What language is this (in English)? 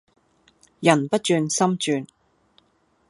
Cantonese